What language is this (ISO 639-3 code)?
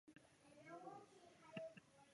zho